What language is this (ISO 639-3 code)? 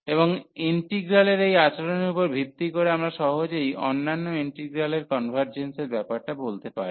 ben